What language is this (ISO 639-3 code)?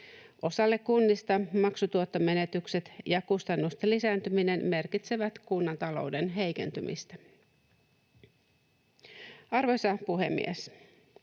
fin